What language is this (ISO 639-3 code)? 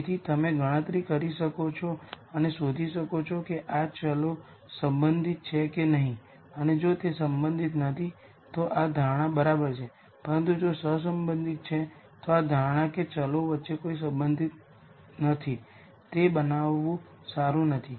guj